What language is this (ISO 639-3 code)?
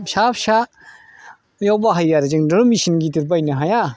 brx